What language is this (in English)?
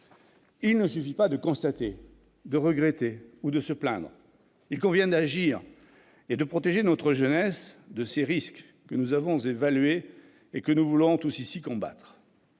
French